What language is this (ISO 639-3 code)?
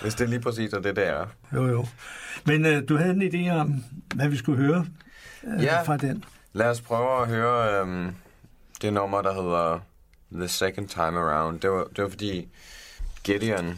dan